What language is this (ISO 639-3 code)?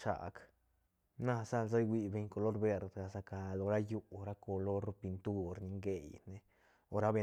ztn